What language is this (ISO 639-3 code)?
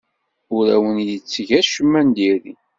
kab